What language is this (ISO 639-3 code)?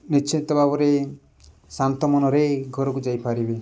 ori